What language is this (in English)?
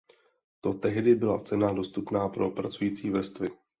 Czech